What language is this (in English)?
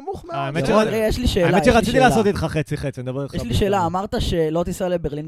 Hebrew